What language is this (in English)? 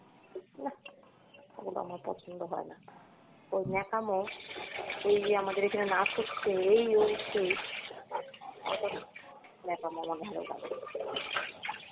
Bangla